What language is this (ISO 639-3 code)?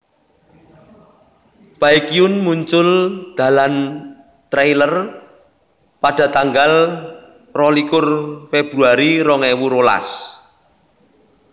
jav